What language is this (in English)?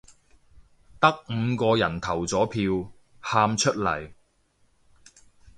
Cantonese